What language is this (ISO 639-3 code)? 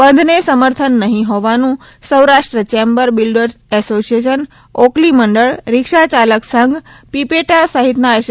guj